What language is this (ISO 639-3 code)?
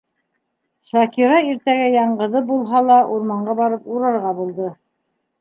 bak